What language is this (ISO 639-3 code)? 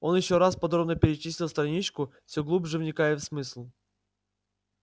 rus